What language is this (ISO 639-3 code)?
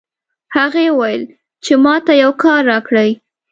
pus